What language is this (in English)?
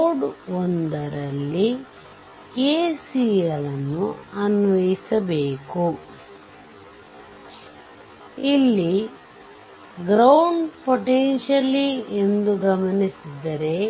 Kannada